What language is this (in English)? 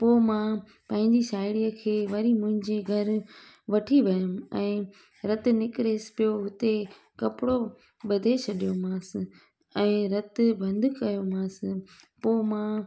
Sindhi